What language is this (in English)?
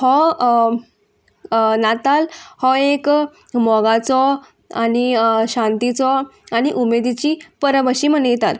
Konkani